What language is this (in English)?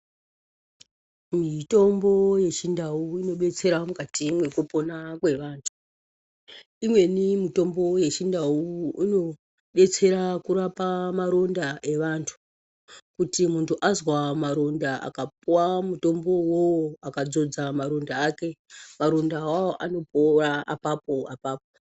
Ndau